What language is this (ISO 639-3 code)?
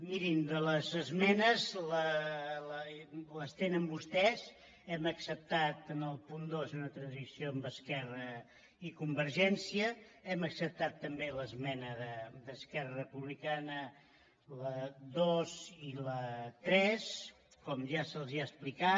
cat